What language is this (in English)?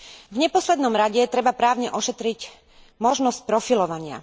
Slovak